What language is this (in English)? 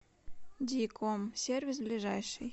Russian